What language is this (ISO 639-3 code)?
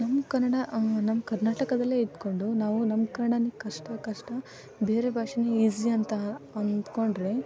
kan